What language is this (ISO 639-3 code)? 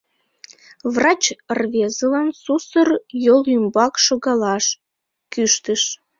chm